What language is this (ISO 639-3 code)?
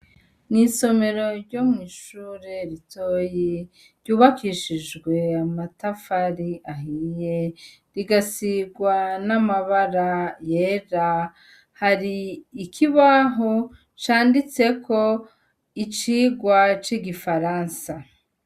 run